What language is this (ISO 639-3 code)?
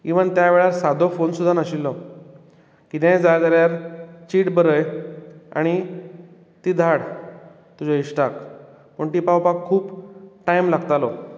kok